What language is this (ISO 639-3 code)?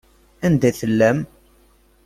kab